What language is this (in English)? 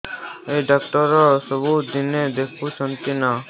Odia